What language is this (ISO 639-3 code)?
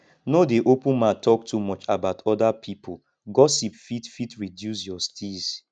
pcm